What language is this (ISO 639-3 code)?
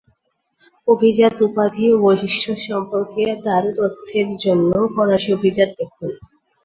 ben